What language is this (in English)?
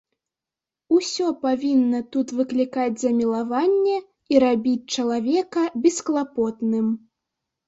Belarusian